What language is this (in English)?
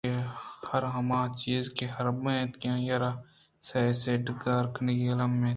Eastern Balochi